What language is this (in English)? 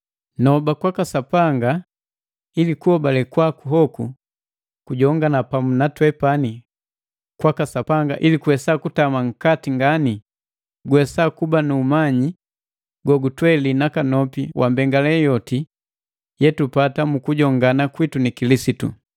Matengo